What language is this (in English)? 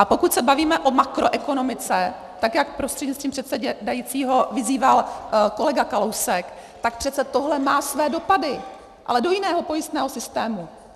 Czech